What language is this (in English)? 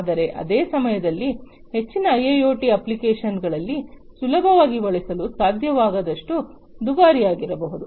Kannada